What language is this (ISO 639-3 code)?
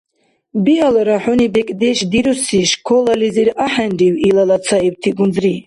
dar